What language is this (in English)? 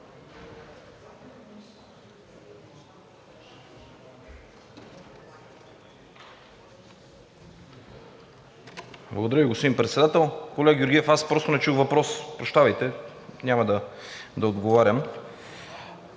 Bulgarian